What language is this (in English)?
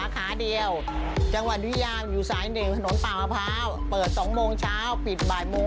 Thai